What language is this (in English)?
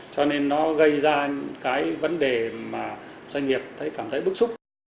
Vietnamese